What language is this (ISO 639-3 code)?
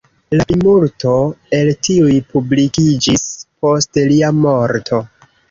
epo